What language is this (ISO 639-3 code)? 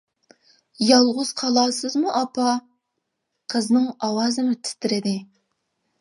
uig